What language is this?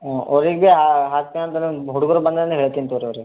Kannada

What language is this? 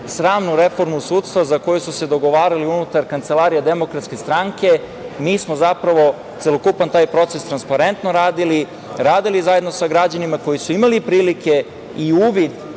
Serbian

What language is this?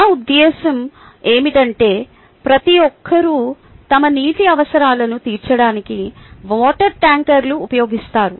Telugu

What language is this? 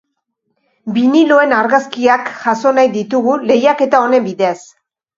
Basque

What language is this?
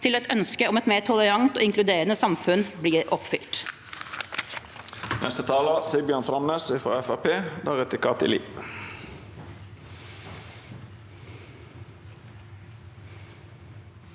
Norwegian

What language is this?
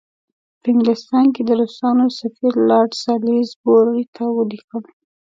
Pashto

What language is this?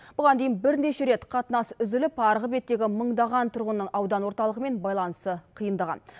Kazakh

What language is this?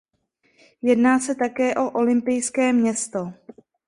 Czech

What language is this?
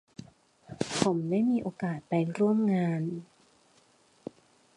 Thai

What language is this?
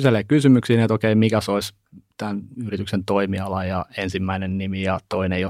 Finnish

